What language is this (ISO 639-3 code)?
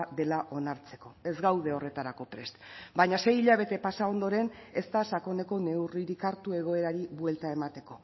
eus